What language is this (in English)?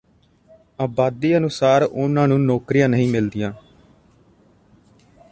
Punjabi